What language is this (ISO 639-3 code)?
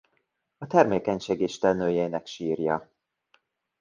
hun